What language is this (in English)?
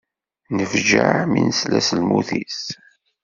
Kabyle